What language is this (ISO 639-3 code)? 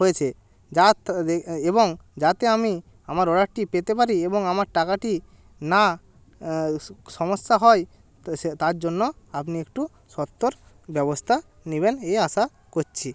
ben